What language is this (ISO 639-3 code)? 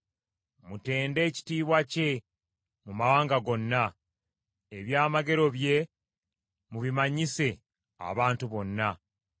lug